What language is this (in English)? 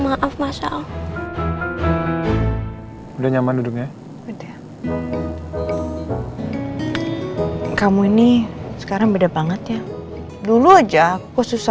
Indonesian